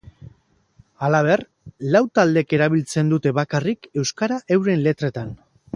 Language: Basque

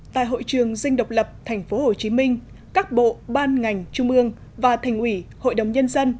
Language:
Vietnamese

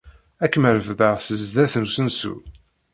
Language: Kabyle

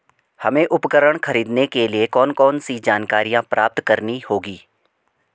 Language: Hindi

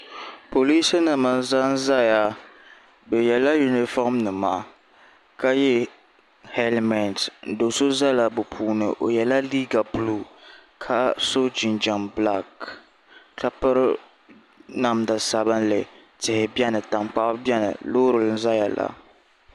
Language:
Dagbani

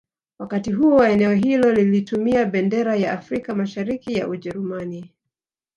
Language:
Swahili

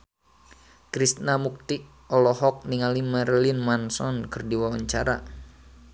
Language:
Sundanese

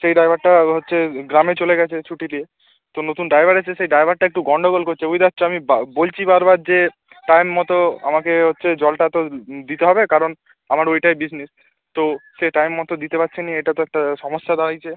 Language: Bangla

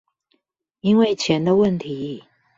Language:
Chinese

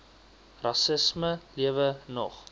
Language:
Afrikaans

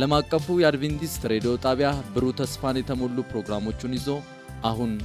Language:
Amharic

